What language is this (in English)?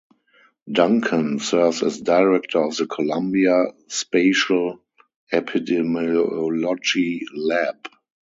English